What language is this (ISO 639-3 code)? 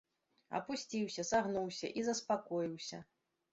bel